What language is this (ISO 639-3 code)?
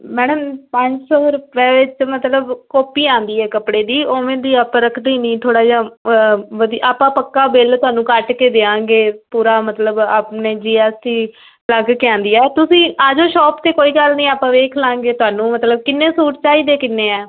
pan